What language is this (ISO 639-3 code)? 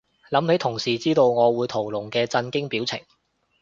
yue